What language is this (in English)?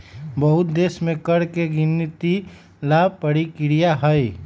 Magahi